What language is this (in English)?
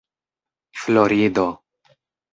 Esperanto